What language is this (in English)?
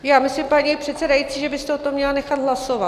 Czech